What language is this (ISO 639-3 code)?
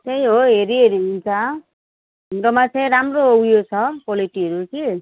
nep